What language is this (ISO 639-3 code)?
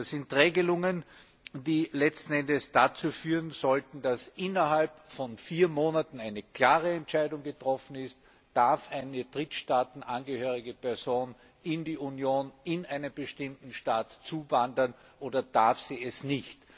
deu